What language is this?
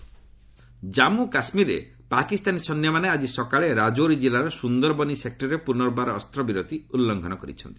Odia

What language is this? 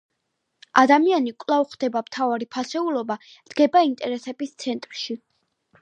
Georgian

